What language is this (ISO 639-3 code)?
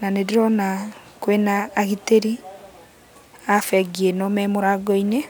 kik